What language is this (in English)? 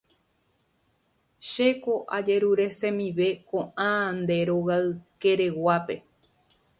Guarani